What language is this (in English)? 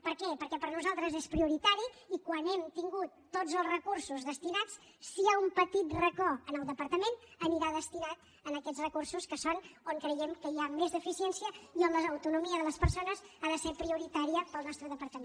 Catalan